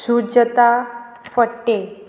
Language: Konkani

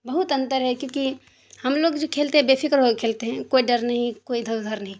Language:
Urdu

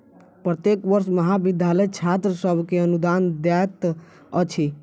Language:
Maithili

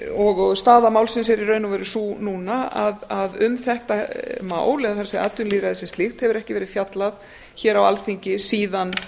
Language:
Icelandic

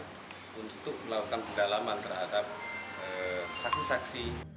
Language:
Indonesian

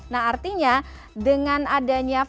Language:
Indonesian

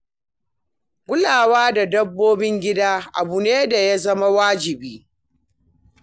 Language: Hausa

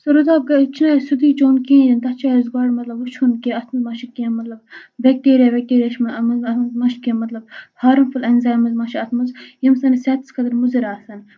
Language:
Kashmiri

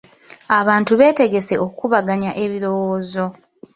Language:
Ganda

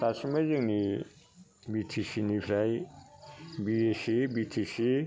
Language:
Bodo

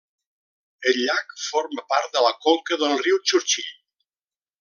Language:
Catalan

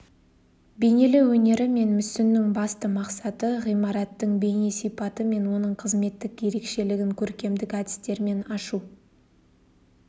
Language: Kazakh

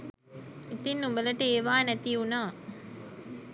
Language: Sinhala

